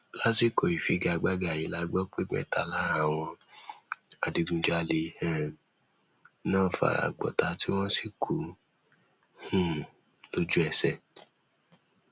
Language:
Yoruba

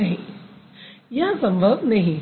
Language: Hindi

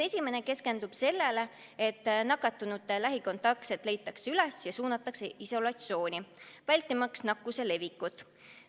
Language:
Estonian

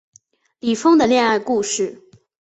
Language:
Chinese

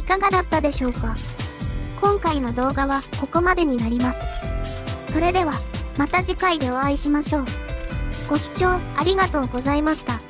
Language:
Japanese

